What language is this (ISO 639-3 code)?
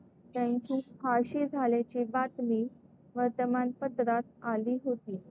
mar